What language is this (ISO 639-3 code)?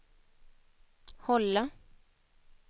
swe